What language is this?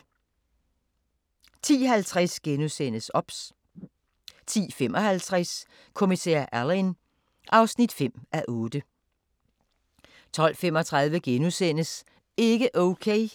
Danish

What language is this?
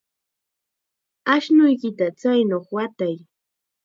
Chiquián Ancash Quechua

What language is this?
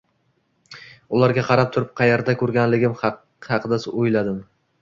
Uzbek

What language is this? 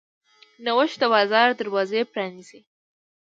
Pashto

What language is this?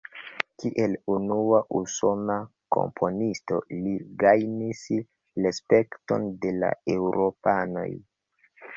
Esperanto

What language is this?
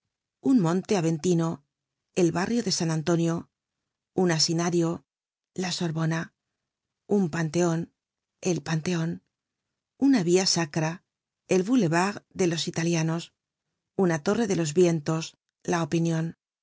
Spanish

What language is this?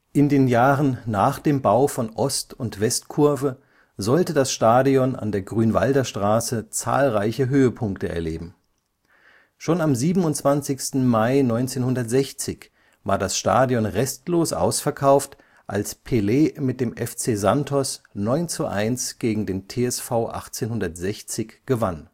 German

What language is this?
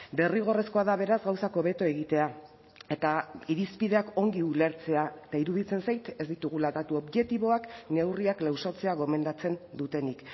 Basque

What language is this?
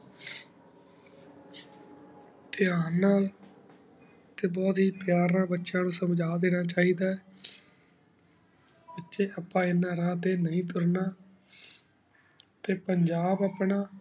Punjabi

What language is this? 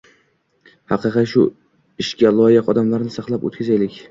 Uzbek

